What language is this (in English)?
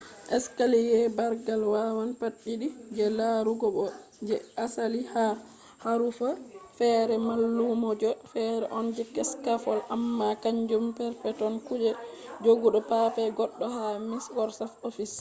Fula